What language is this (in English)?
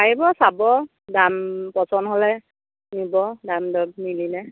Assamese